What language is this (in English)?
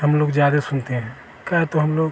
Hindi